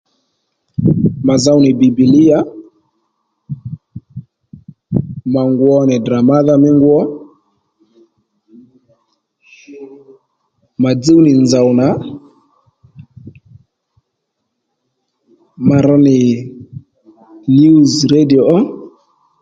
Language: Lendu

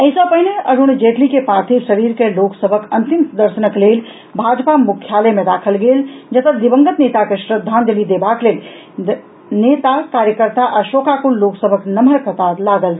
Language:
Maithili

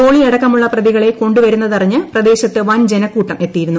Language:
Malayalam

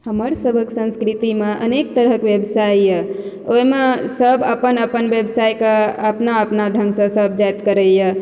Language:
Maithili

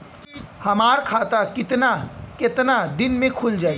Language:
Bhojpuri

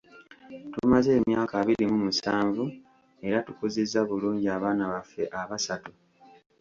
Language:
Ganda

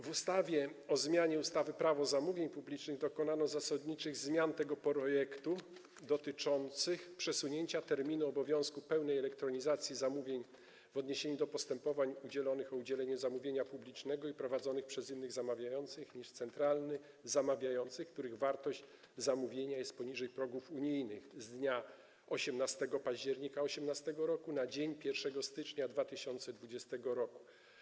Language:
Polish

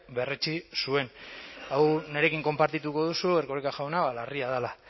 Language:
Basque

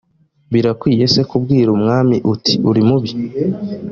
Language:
Kinyarwanda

